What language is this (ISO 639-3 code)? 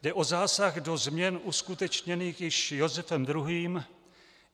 ces